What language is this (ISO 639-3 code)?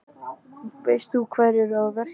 isl